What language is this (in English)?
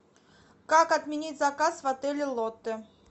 Russian